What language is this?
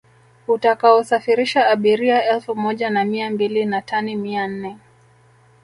Swahili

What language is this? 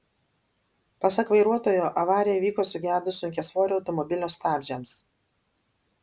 Lithuanian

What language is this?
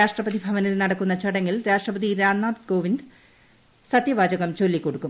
Malayalam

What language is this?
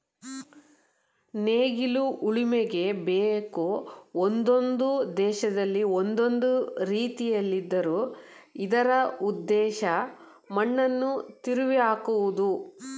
Kannada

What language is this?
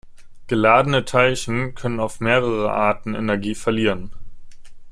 German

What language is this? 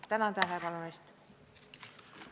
Estonian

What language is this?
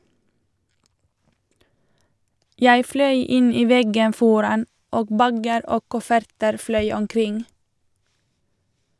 Norwegian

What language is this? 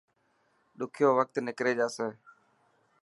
Dhatki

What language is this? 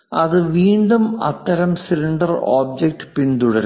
Malayalam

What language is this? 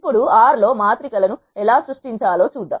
Telugu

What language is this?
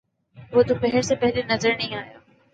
Urdu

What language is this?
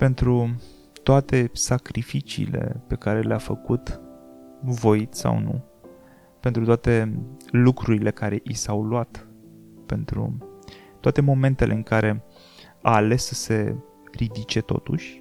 Romanian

